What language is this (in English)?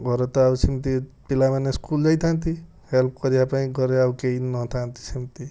Odia